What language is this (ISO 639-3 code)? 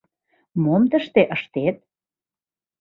chm